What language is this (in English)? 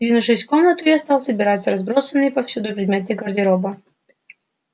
Russian